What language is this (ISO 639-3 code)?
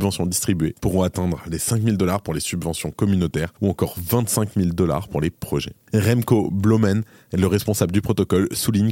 fra